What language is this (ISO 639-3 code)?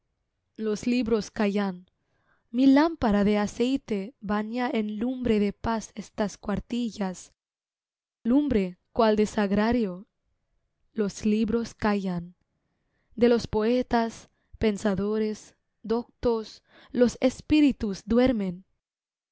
spa